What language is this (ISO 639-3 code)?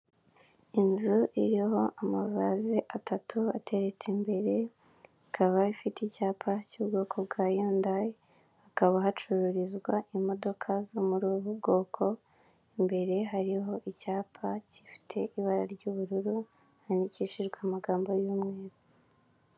kin